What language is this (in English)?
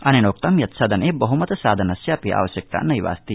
Sanskrit